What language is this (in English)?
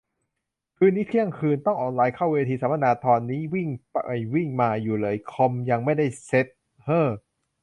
Thai